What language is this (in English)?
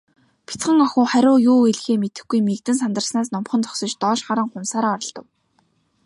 Mongolian